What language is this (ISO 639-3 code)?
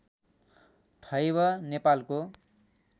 nep